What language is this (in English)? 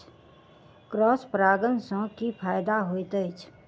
Maithili